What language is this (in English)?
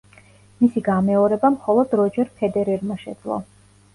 Georgian